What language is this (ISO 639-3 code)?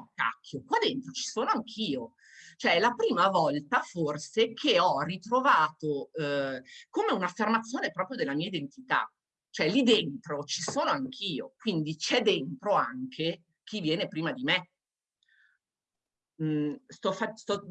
ita